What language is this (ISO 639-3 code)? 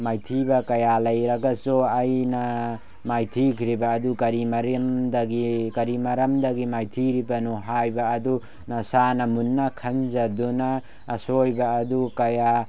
mni